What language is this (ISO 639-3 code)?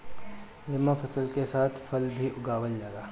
bho